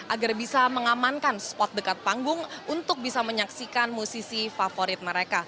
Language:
Indonesian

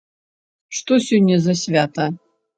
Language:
Belarusian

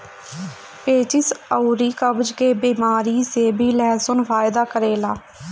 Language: Bhojpuri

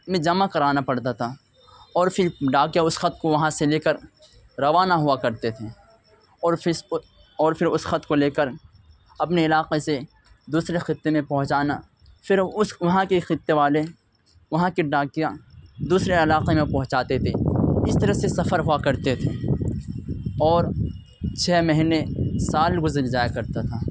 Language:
Urdu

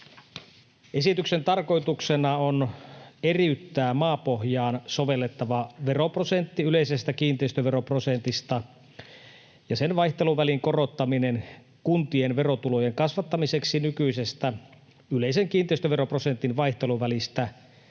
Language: Finnish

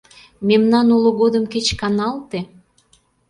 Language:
Mari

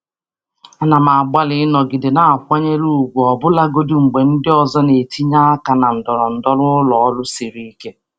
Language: Igbo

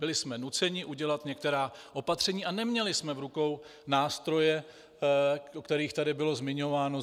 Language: Czech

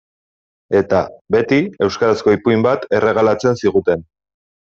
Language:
Basque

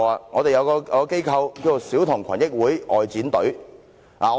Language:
Cantonese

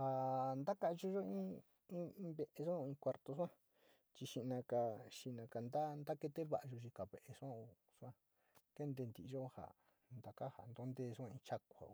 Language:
Sinicahua Mixtec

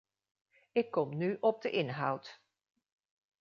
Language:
Dutch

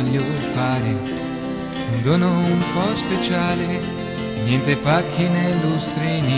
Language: Italian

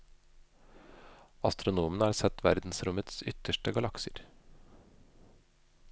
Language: Norwegian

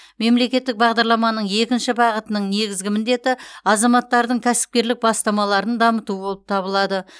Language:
Kazakh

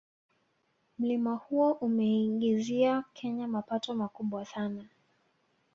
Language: Swahili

